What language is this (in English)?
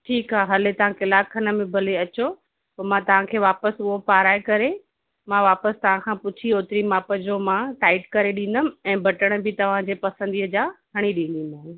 Sindhi